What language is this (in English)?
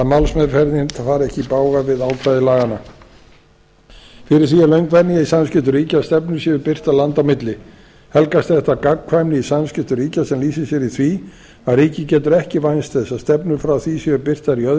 Icelandic